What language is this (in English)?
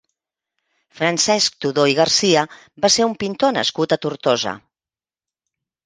Catalan